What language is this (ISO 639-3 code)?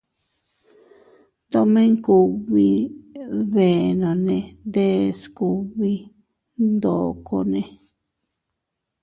cut